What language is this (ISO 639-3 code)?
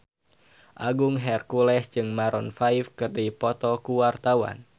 sun